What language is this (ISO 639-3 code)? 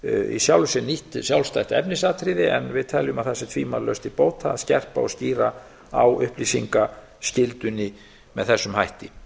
isl